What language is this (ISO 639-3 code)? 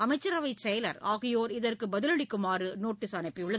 tam